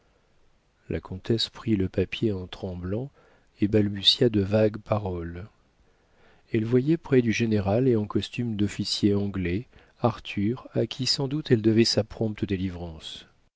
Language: French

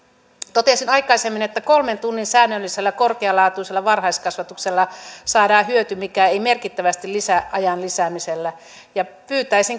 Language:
Finnish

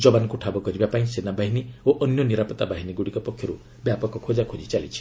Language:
Odia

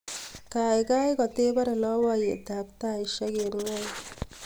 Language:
Kalenjin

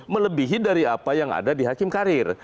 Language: Indonesian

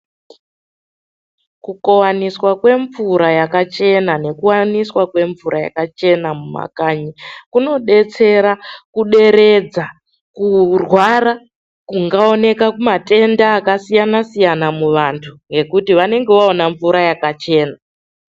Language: Ndau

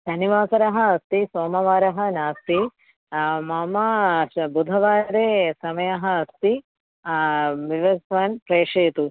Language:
Sanskrit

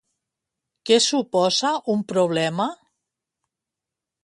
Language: Catalan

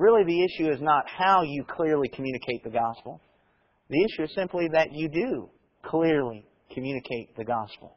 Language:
English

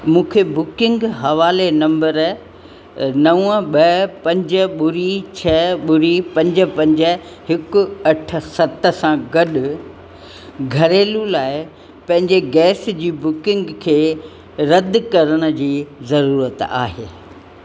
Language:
Sindhi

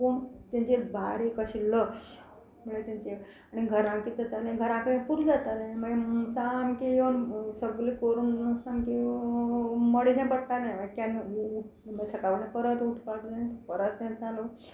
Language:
Konkani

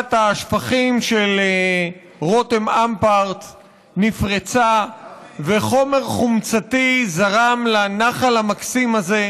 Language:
Hebrew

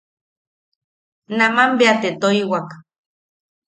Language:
Yaqui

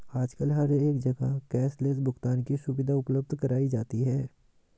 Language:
Hindi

